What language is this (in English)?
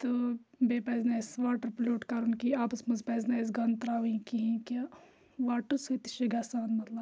Kashmiri